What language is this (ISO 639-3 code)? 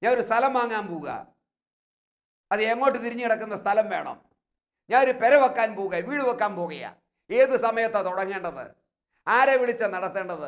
mal